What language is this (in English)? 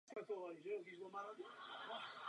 Czech